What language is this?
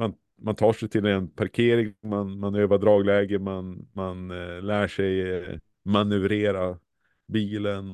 Swedish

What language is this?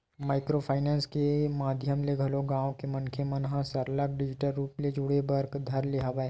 Chhattisgarhi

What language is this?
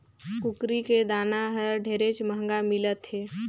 Chhattisgarhi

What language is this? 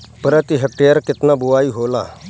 Bhojpuri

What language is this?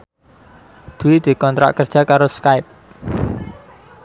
Javanese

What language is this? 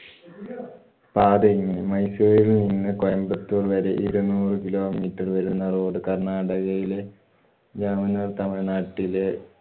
Malayalam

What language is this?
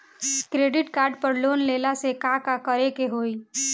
Bhojpuri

